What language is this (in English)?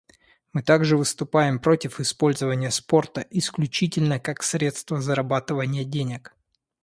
Russian